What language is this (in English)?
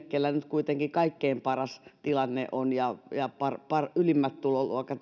Finnish